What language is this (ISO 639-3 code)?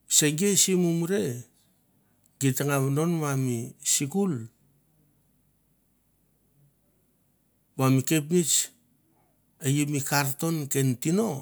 tbf